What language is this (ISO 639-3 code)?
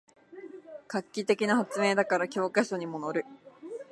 jpn